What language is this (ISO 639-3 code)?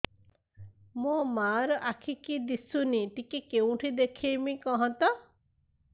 ori